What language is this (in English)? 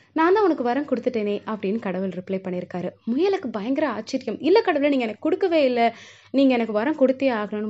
Tamil